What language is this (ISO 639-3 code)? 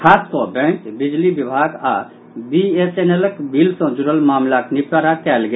mai